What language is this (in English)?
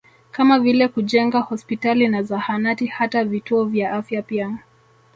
Swahili